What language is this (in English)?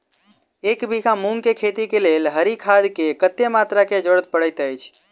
Maithili